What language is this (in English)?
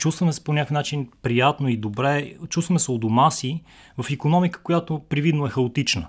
Bulgarian